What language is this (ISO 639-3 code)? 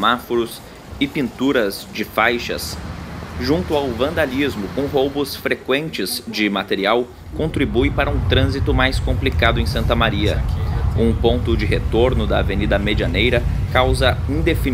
por